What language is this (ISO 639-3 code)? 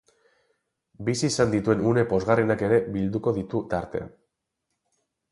eus